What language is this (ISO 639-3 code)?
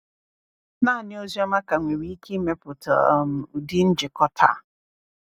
ibo